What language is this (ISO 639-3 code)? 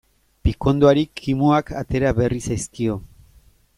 eus